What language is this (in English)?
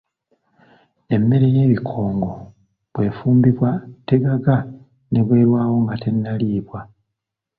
Ganda